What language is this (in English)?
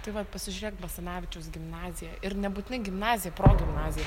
Lithuanian